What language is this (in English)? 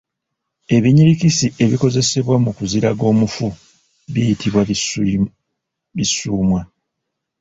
Ganda